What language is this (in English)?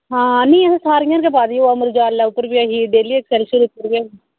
Dogri